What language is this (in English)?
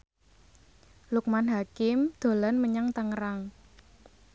Javanese